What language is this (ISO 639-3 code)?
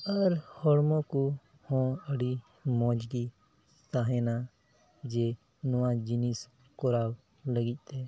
sat